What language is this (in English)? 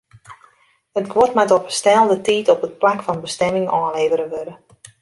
Western Frisian